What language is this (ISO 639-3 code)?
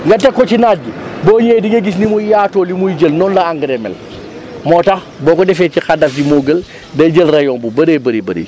wol